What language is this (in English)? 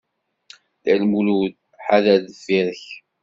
Kabyle